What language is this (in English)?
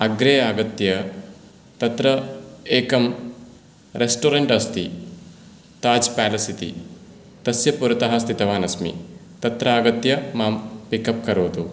Sanskrit